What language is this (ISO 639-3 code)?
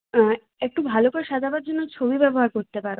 ben